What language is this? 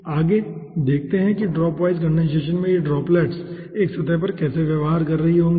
Hindi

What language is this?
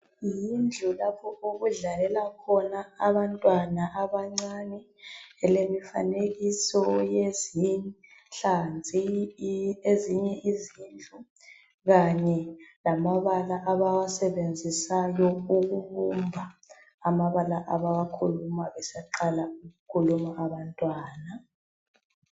North Ndebele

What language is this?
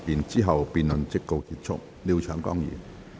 Cantonese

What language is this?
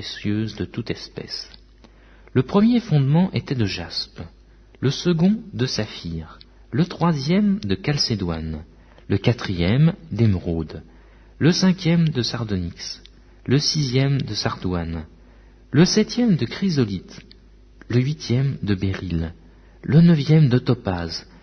French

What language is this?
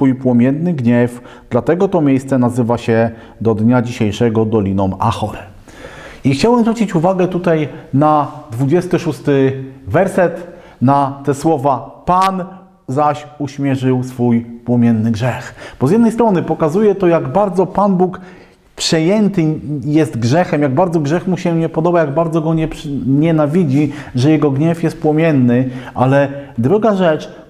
Polish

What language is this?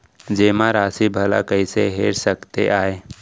Chhattisgarhi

